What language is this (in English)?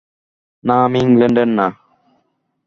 Bangla